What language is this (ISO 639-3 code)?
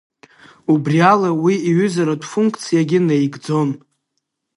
abk